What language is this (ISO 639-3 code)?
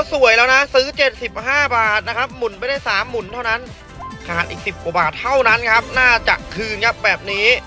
tha